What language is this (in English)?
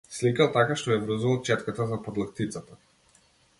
Macedonian